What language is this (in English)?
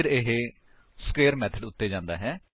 Punjabi